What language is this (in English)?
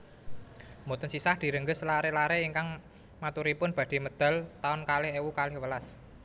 Javanese